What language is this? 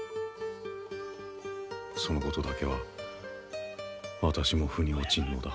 Japanese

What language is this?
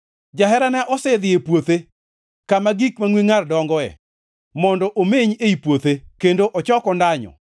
Luo (Kenya and Tanzania)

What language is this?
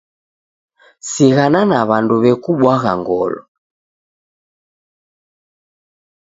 Taita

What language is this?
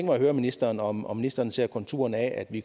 Danish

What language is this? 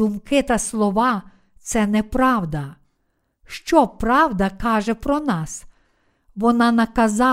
Ukrainian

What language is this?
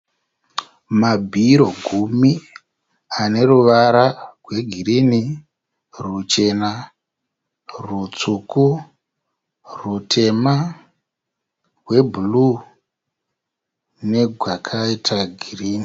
Shona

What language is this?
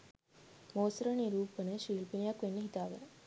Sinhala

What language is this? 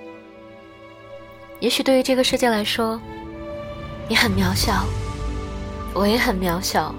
Chinese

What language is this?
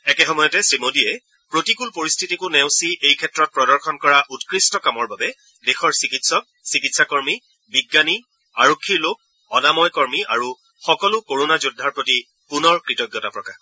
Assamese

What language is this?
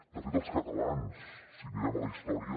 Catalan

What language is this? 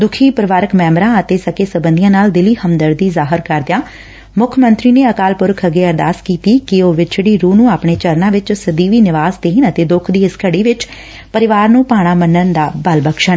Punjabi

